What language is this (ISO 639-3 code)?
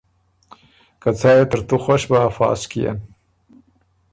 oru